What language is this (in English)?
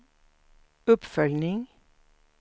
Swedish